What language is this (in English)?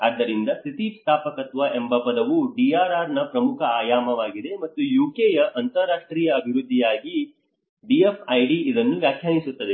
Kannada